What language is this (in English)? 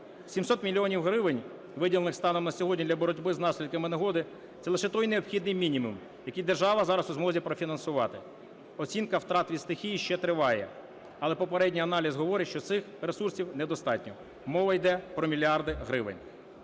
Ukrainian